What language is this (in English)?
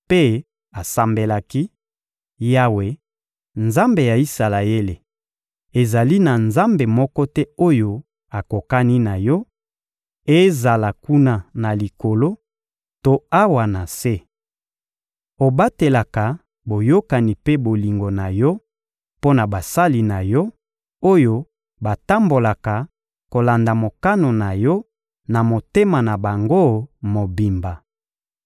Lingala